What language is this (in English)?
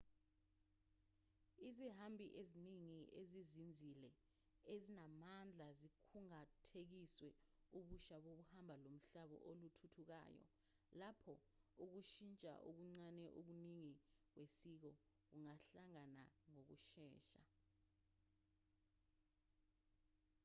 Zulu